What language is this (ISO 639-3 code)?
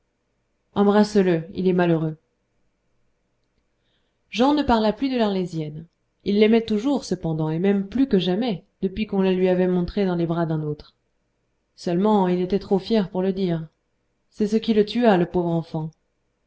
fra